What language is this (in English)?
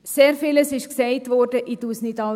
Swiss German